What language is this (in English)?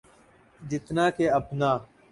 Urdu